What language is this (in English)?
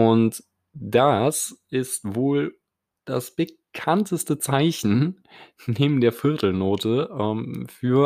German